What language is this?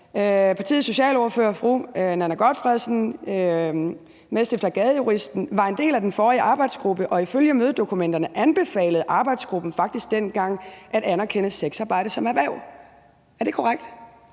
Danish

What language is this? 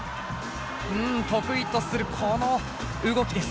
Japanese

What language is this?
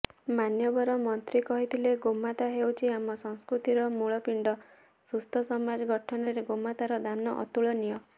Odia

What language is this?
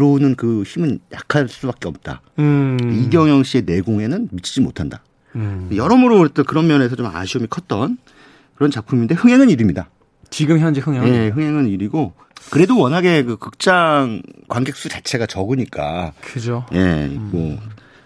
Korean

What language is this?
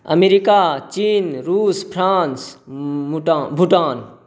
Maithili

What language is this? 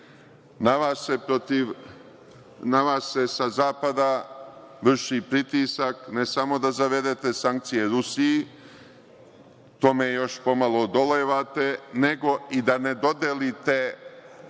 Serbian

